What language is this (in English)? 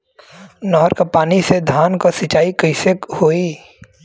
Bhojpuri